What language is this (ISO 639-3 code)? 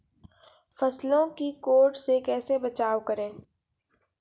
mai